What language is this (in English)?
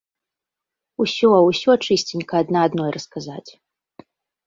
Belarusian